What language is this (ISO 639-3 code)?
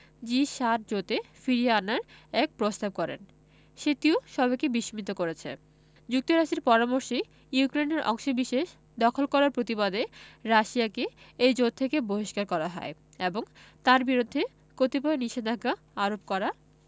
ben